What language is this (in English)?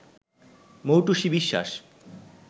Bangla